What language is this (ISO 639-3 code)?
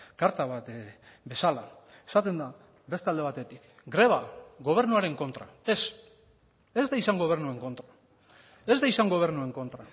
eus